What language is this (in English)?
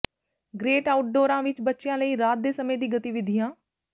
Punjabi